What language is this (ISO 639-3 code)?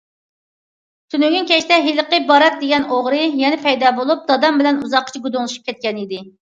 uig